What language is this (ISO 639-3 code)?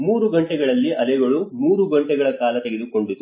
kan